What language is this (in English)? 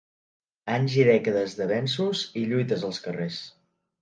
Catalan